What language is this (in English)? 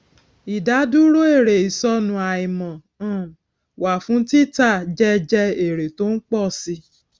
Yoruba